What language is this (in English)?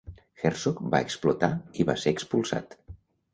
Catalan